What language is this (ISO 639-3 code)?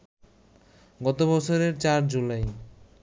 ben